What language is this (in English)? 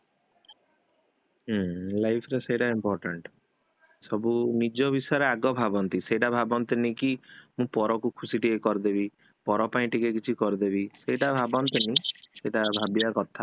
Odia